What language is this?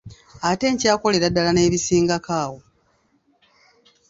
Ganda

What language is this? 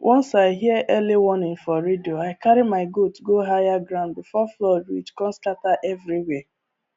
Nigerian Pidgin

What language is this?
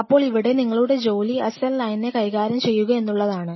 Malayalam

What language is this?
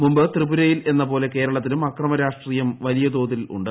Malayalam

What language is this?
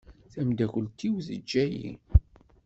Kabyle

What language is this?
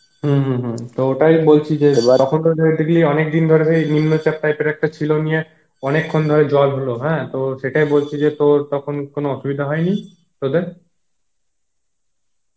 Bangla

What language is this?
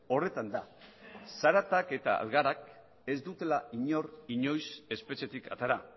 Basque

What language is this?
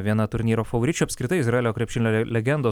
Lithuanian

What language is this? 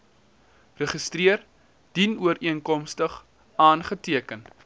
Afrikaans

